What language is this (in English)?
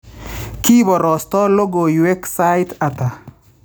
Kalenjin